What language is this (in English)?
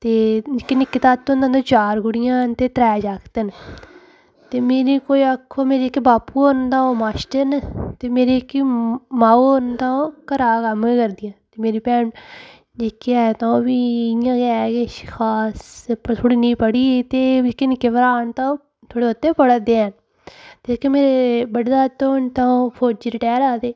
Dogri